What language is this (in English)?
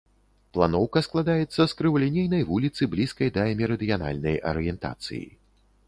Belarusian